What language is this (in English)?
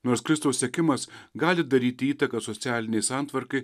Lithuanian